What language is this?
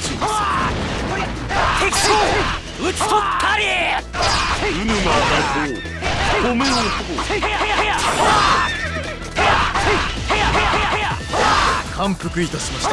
Japanese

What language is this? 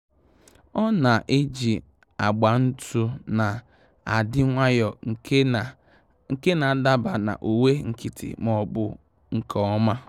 Igbo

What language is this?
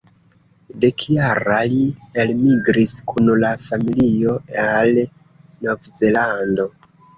Esperanto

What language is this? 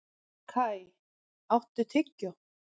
Icelandic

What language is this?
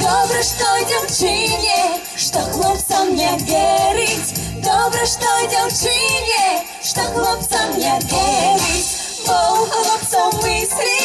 Russian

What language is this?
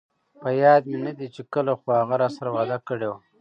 Pashto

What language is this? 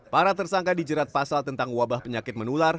Indonesian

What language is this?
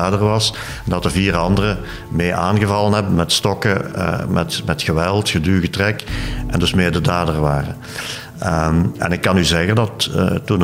Dutch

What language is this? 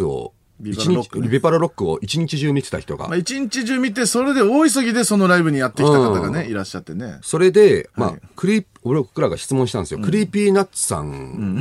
Japanese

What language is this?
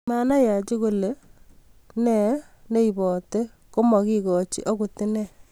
Kalenjin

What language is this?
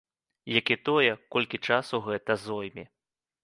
Belarusian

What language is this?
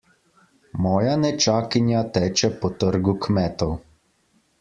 Slovenian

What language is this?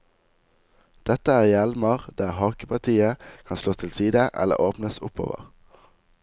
Norwegian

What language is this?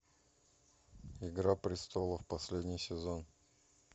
Russian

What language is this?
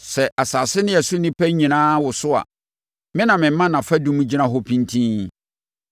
Akan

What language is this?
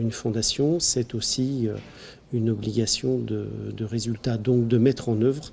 French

